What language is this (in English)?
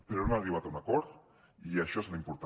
Catalan